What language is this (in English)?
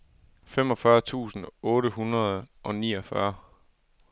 Danish